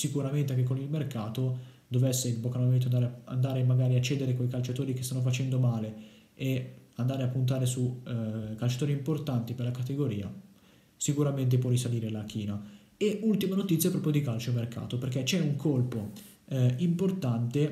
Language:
Italian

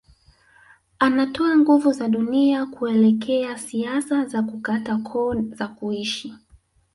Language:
Swahili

